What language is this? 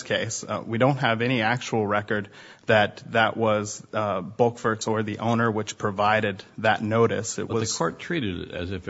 English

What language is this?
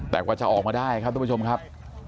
Thai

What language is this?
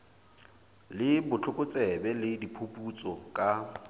Southern Sotho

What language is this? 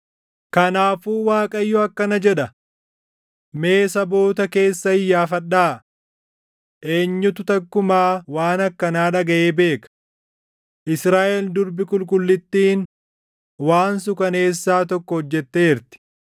Oromo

